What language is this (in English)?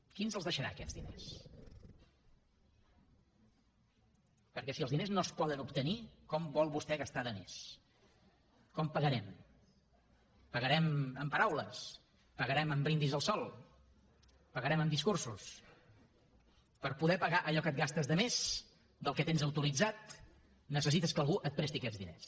Catalan